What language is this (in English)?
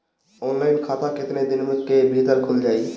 Bhojpuri